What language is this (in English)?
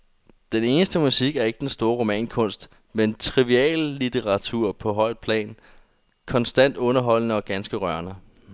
Danish